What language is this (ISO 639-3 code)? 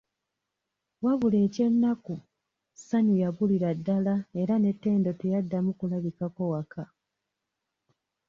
lug